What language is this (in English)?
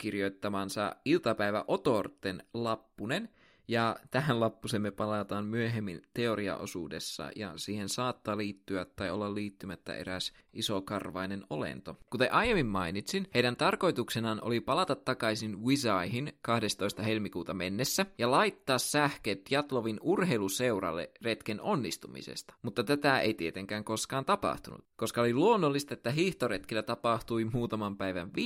Finnish